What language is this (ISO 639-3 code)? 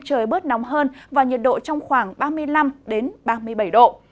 vie